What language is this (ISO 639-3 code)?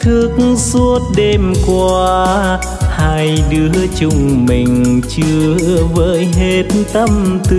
vie